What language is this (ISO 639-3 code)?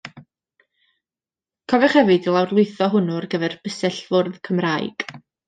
cym